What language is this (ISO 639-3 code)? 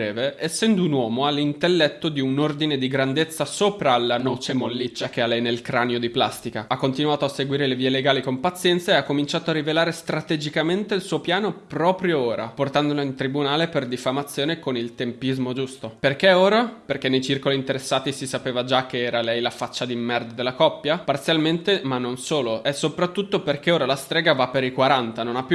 ita